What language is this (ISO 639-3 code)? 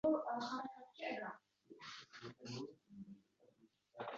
uzb